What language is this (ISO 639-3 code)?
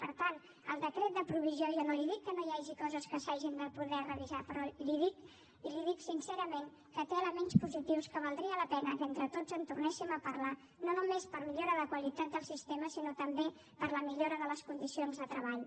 cat